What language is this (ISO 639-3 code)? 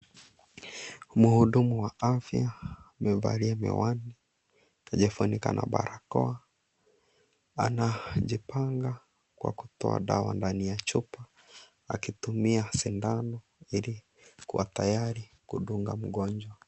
swa